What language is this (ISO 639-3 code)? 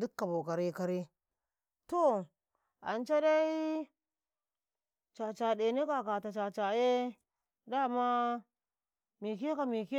kai